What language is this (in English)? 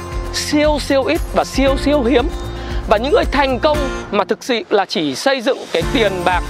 Vietnamese